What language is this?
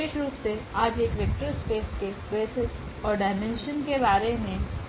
Hindi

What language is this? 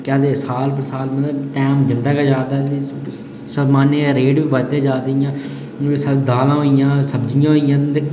Dogri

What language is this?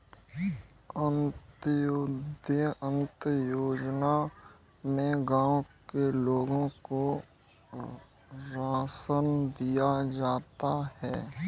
Hindi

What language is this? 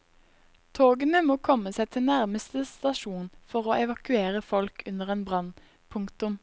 Norwegian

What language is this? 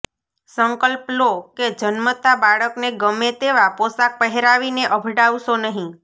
Gujarati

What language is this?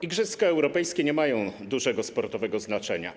Polish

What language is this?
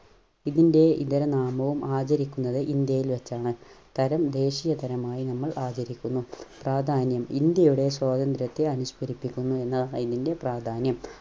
Malayalam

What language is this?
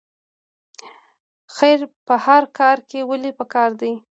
Pashto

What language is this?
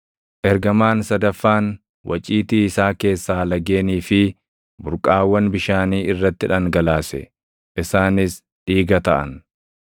Oromo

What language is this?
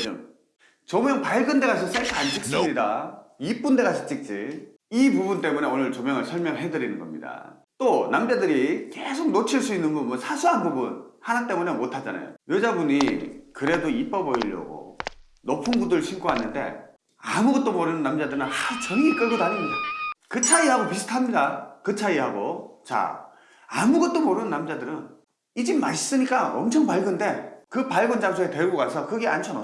Korean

